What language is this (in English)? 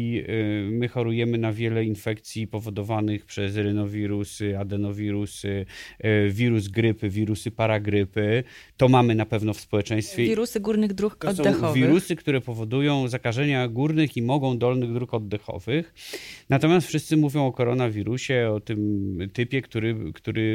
Polish